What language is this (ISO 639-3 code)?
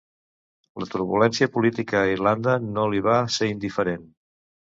cat